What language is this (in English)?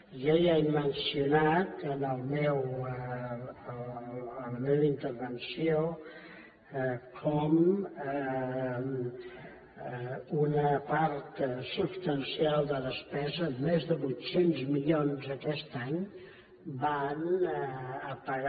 Catalan